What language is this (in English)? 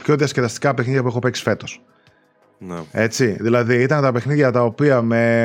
Greek